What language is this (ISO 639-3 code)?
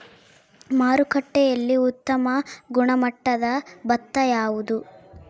kan